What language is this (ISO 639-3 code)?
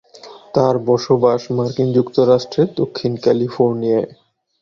ben